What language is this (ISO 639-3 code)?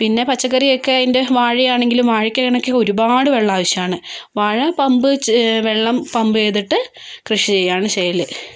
mal